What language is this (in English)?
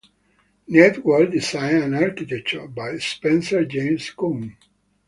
English